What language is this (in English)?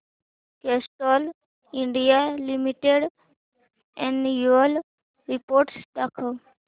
Marathi